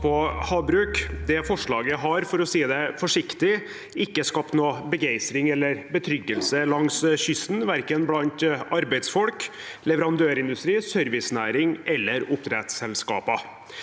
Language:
Norwegian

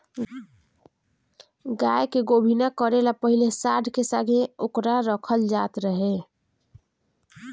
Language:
Bhojpuri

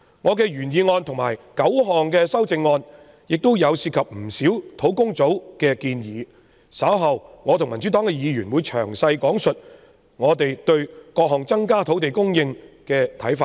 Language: Cantonese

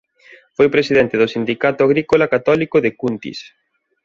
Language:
Galician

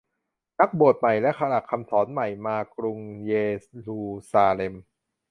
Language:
Thai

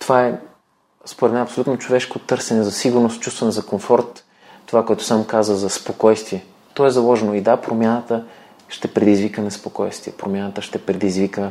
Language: Bulgarian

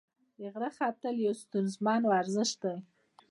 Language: Pashto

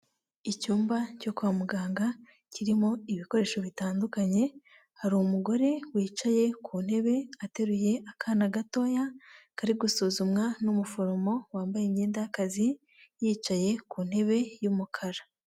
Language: Kinyarwanda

